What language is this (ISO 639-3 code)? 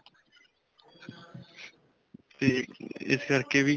pan